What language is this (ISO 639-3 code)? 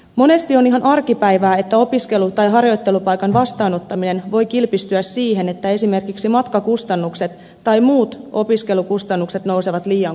fin